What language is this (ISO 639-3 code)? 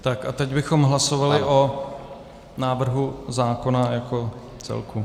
ces